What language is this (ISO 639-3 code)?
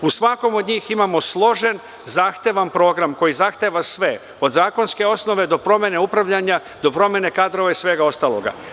srp